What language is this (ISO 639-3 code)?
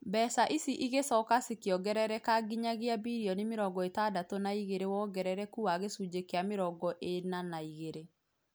kik